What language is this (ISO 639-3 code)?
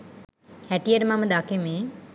sin